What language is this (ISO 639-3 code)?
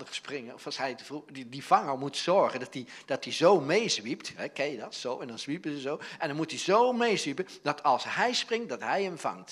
nld